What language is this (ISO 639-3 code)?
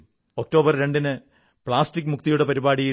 mal